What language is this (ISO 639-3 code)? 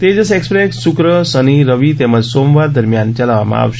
guj